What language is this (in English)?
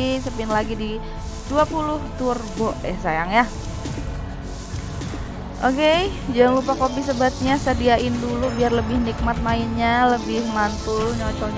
Indonesian